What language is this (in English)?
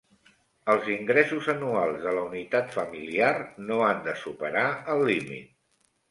Catalan